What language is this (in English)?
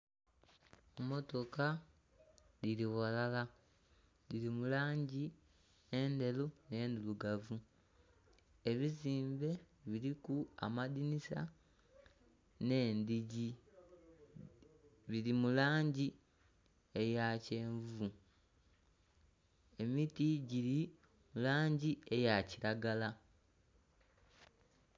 Soga